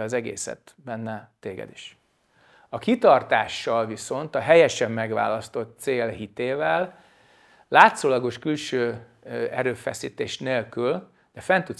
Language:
Hungarian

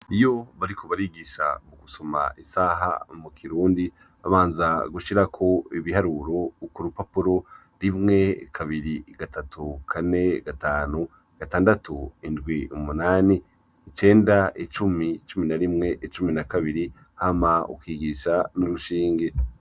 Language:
Rundi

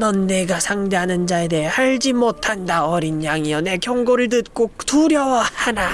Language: Korean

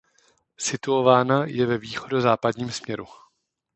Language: Czech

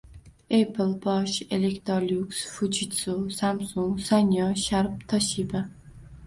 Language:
Uzbek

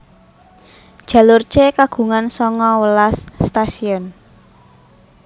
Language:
Javanese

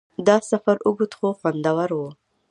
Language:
Pashto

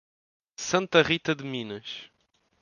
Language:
Portuguese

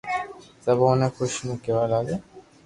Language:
Loarki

